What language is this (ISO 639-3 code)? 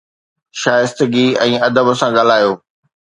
snd